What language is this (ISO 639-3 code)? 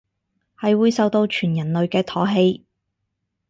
yue